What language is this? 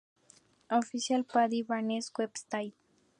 Spanish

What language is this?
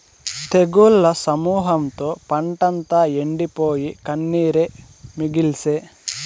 Telugu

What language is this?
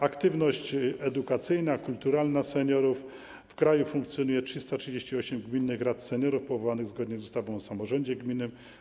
Polish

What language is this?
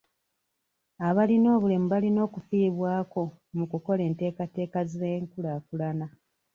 Ganda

